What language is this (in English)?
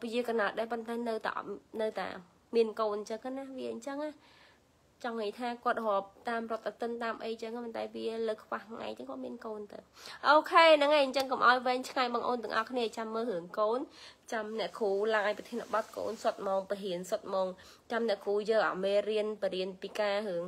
Vietnamese